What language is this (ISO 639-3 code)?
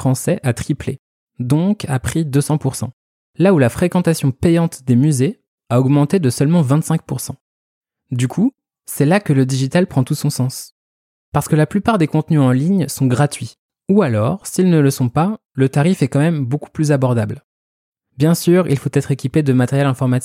fra